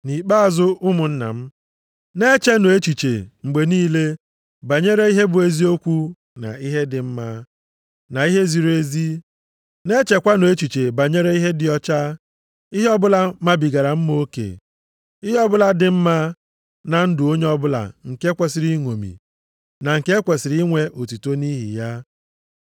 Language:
Igbo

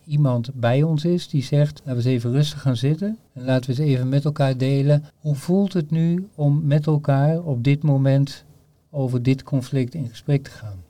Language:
Dutch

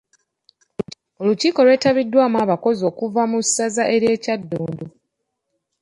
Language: Ganda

